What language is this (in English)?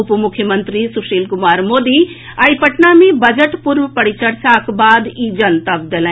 Maithili